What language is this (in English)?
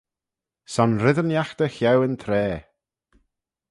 Manx